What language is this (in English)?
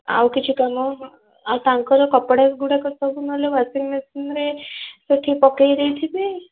Odia